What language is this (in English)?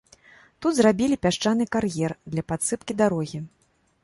Belarusian